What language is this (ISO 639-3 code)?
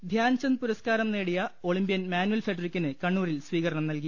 mal